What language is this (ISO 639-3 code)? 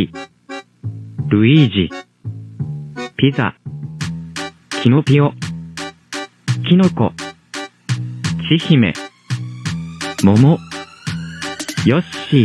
jpn